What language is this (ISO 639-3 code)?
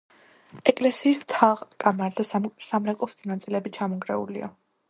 kat